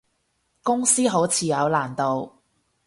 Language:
Cantonese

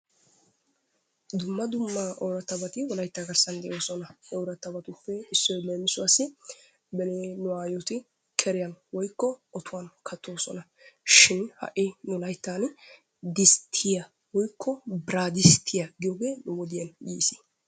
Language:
Wolaytta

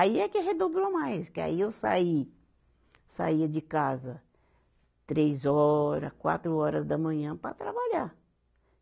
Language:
Portuguese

